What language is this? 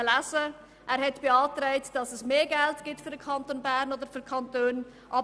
Swiss German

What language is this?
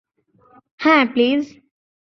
Bangla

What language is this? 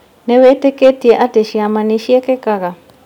Kikuyu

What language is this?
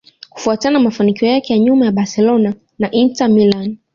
Swahili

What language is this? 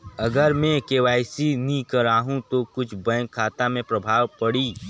Chhattisgarhi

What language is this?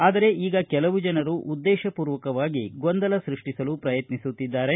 Kannada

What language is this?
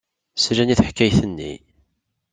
Kabyle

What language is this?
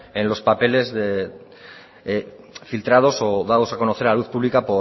Spanish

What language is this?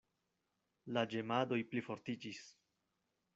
Esperanto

